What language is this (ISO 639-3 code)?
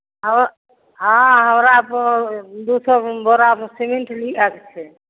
mai